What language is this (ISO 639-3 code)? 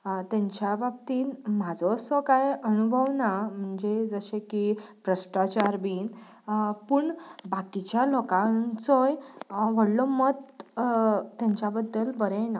kok